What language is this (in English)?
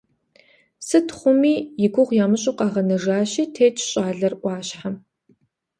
Kabardian